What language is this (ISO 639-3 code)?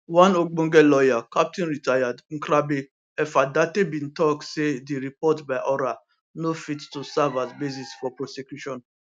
pcm